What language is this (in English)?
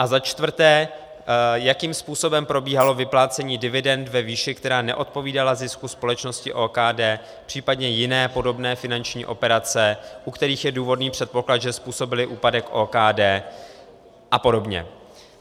Czech